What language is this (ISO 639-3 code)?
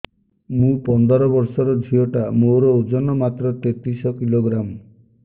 ori